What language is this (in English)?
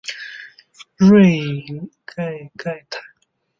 Chinese